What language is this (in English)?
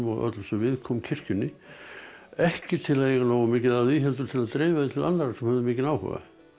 Icelandic